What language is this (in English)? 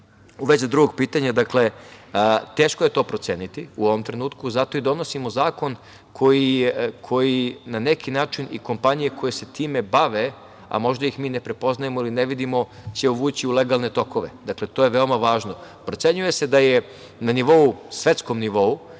Serbian